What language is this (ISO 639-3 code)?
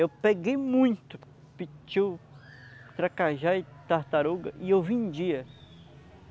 por